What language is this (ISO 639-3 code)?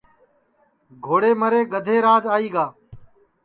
ssi